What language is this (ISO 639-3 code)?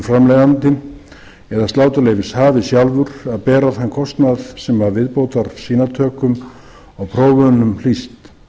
isl